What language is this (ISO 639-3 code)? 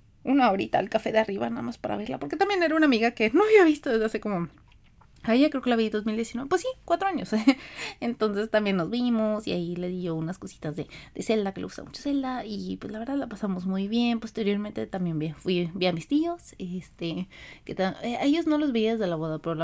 spa